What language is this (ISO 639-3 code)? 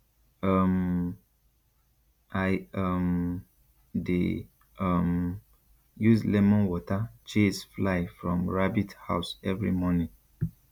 pcm